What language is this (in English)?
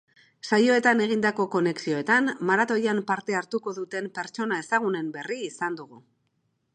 Basque